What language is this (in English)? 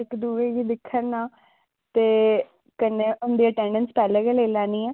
Dogri